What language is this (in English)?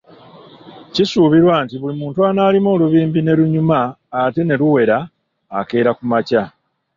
Ganda